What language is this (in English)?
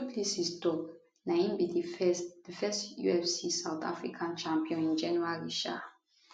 Nigerian Pidgin